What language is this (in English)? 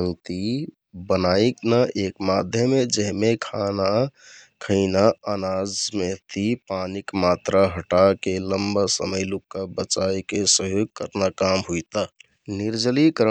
Kathoriya Tharu